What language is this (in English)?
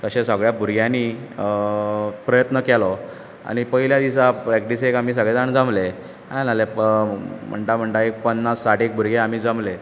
Konkani